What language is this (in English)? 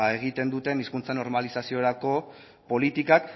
Basque